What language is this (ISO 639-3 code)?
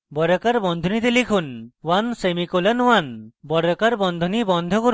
ben